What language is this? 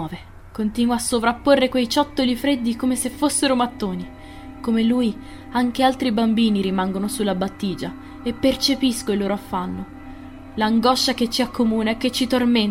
Italian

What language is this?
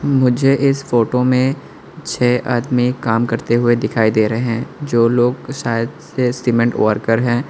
Hindi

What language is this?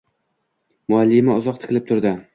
Uzbek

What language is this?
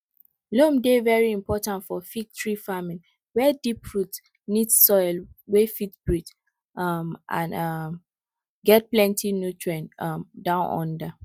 Nigerian Pidgin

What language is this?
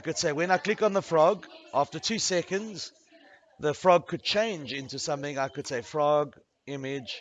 English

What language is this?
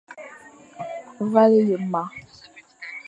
Fang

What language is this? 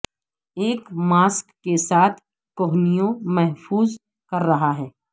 Urdu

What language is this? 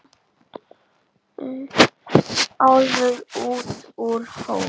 Icelandic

